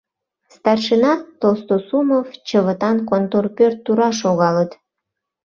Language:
Mari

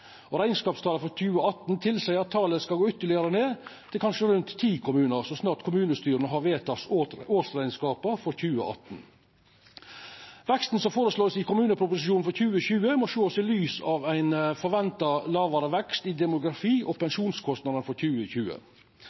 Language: Norwegian Nynorsk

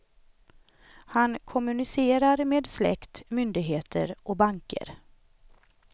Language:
Swedish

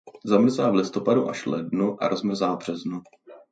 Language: Czech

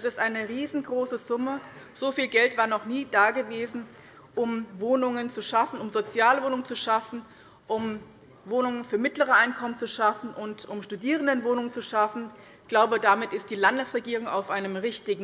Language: German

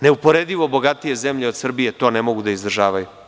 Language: Serbian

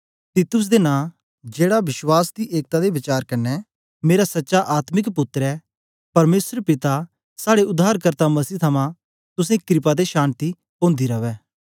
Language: Dogri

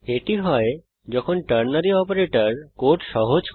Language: Bangla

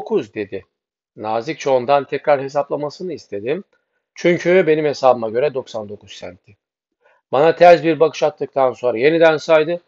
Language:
Turkish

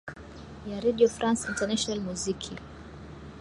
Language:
Swahili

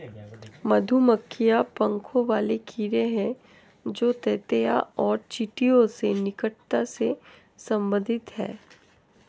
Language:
Hindi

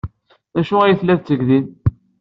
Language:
Kabyle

